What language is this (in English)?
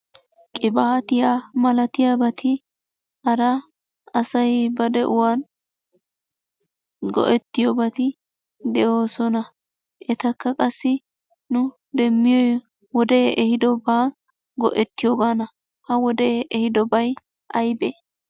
Wolaytta